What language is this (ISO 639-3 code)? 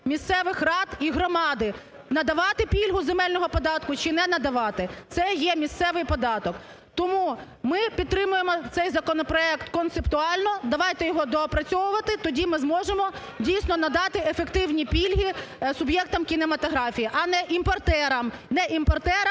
ukr